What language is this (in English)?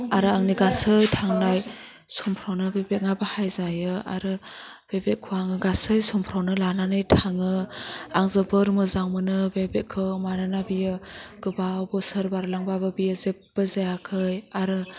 Bodo